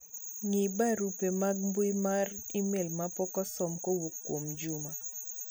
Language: Luo (Kenya and Tanzania)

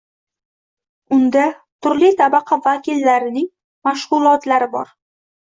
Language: Uzbek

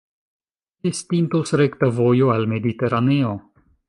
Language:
Esperanto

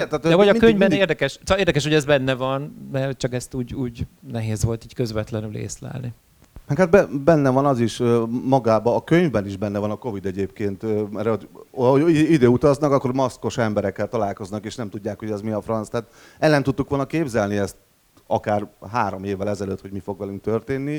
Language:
Hungarian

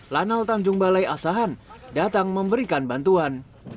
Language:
Indonesian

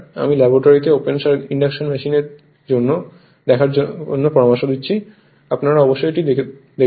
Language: Bangla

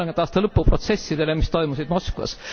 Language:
Estonian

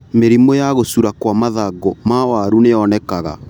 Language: Kikuyu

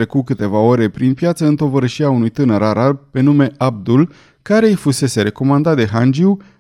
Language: Romanian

